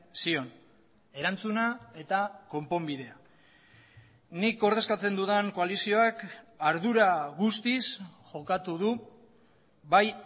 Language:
Basque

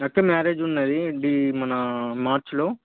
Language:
Telugu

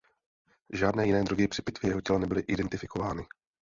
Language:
Czech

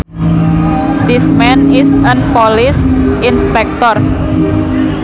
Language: Sundanese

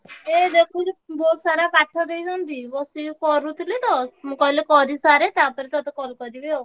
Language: Odia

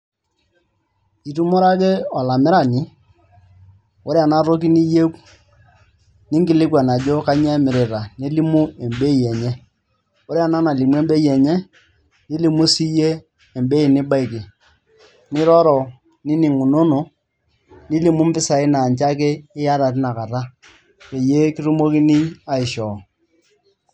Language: Masai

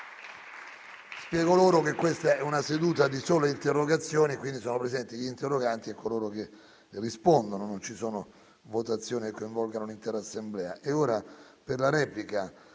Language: Italian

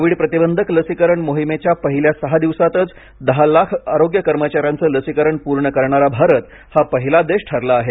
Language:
Marathi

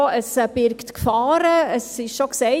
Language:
Swiss German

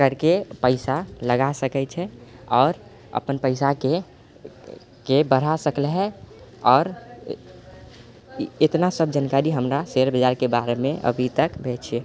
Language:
Maithili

